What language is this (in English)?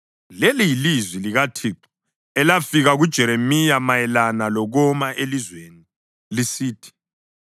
North Ndebele